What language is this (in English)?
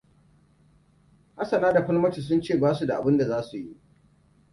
Hausa